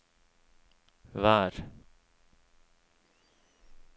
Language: Norwegian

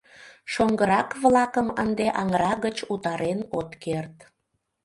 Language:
Mari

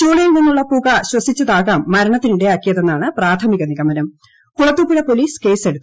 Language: Malayalam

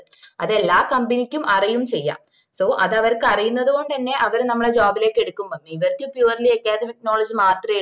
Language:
Malayalam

